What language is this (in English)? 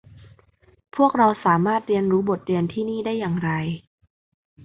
Thai